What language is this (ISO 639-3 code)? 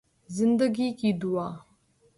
urd